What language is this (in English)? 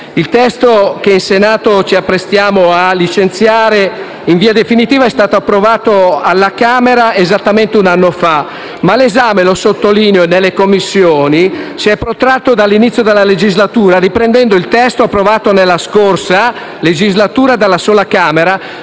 Italian